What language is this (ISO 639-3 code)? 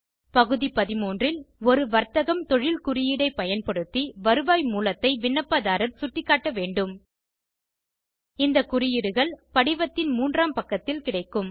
tam